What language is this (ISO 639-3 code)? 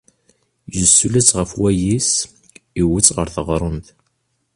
kab